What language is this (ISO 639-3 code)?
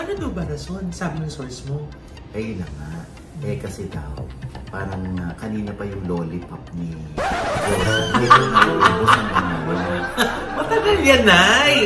fil